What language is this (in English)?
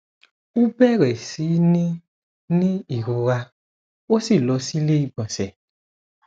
Yoruba